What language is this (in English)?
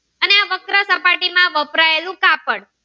Gujarati